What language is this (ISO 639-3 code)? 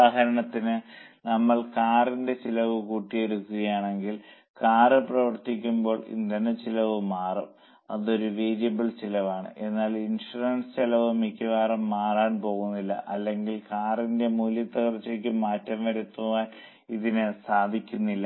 mal